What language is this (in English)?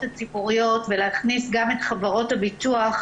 Hebrew